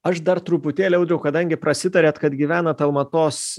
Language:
Lithuanian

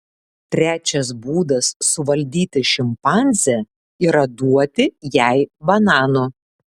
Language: Lithuanian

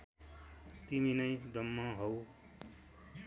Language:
Nepali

